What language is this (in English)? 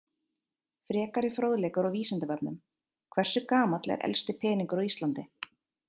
Icelandic